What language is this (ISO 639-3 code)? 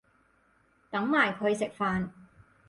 yue